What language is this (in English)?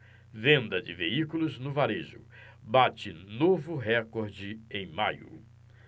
Portuguese